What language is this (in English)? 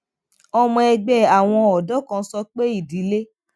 Yoruba